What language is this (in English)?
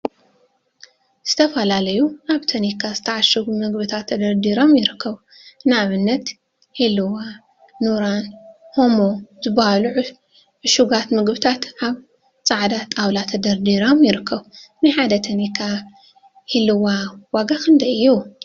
Tigrinya